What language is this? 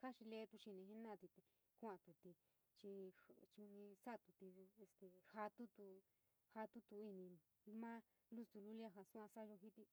San Miguel El Grande Mixtec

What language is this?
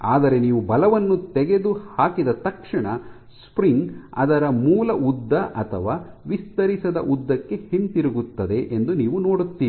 Kannada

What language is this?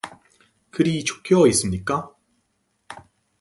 Korean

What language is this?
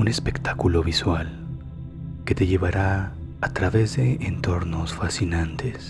Spanish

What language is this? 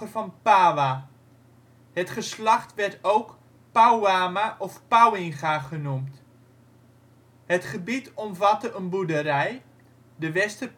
Dutch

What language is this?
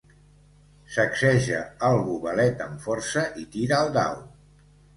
Catalan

